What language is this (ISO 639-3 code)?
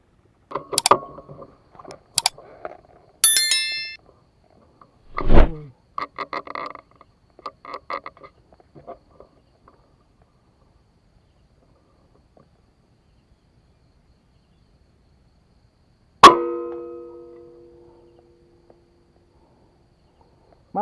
vie